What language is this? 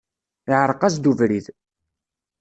Kabyle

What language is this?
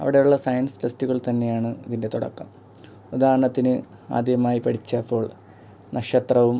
Malayalam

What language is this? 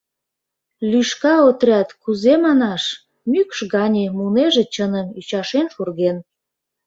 Mari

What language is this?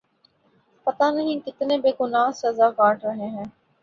Urdu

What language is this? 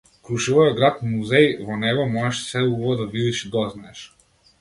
Macedonian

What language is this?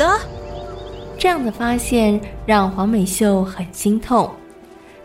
Chinese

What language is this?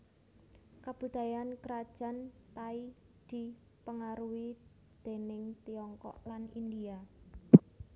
Javanese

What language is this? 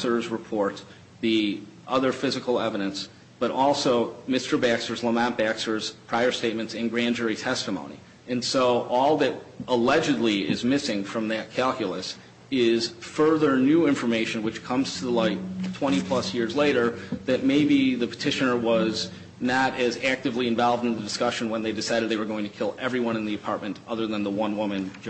English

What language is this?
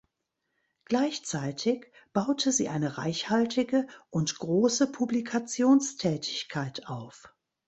German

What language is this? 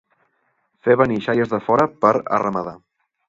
Catalan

